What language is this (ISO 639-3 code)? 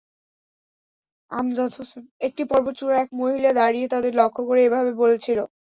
ben